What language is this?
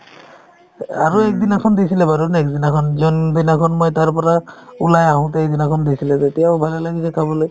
Assamese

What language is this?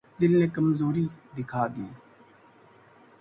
Urdu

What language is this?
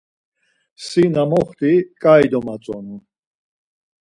Laz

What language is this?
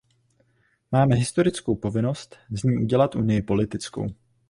Czech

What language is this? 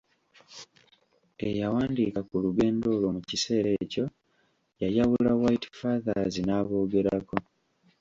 Ganda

